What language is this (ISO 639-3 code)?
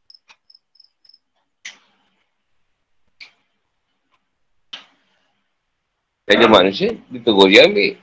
msa